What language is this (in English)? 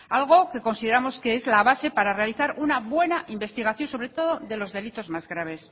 Spanish